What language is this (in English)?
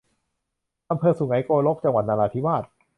Thai